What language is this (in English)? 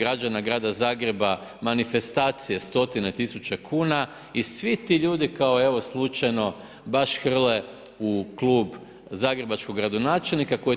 Croatian